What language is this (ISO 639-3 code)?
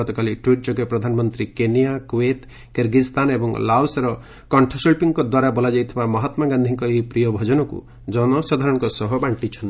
ori